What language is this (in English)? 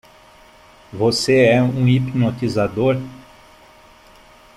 Portuguese